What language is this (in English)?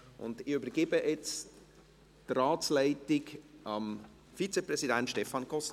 Swiss German